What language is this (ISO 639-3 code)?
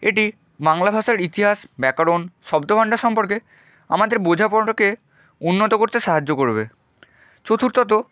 ben